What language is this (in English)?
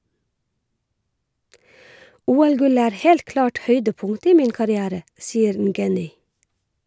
Norwegian